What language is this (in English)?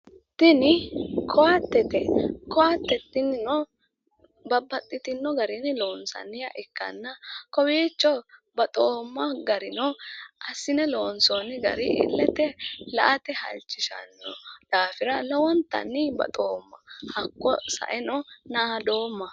Sidamo